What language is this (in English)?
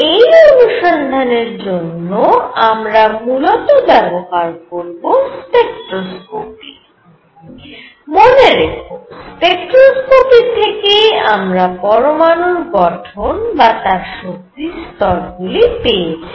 Bangla